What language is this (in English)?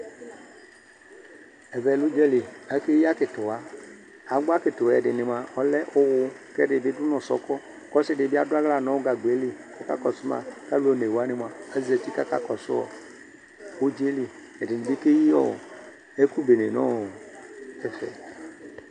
Ikposo